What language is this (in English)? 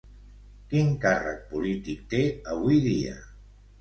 Catalan